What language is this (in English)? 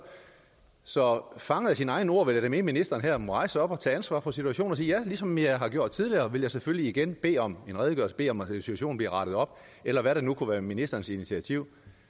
Danish